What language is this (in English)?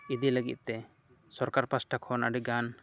Santali